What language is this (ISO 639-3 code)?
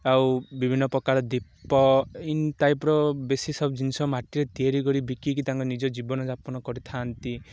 ori